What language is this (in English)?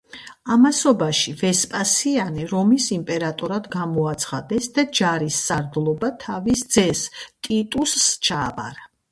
Georgian